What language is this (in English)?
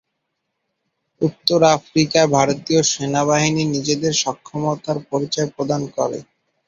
Bangla